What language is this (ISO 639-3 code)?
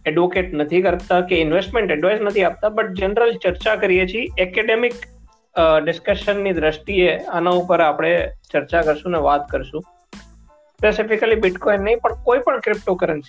guj